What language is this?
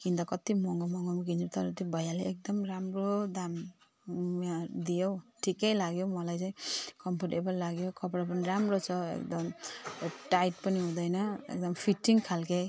Nepali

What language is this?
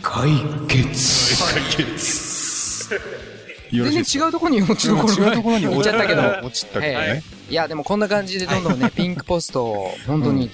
Japanese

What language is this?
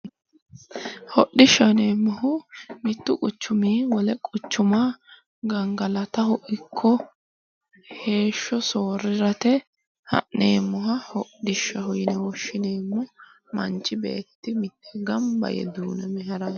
Sidamo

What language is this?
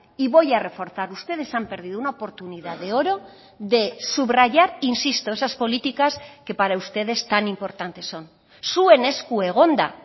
Spanish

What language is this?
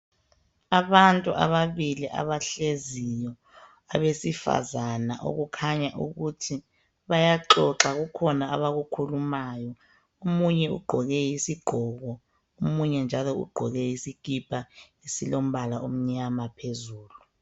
North Ndebele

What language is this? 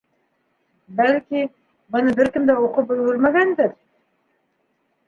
Bashkir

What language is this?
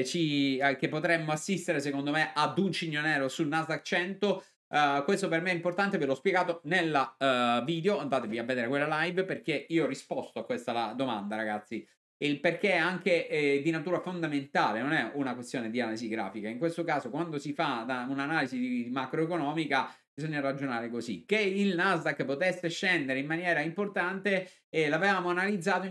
Italian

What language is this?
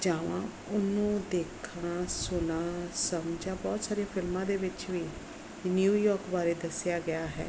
Punjabi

